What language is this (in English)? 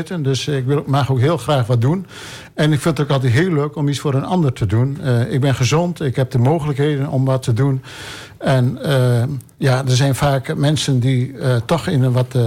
Dutch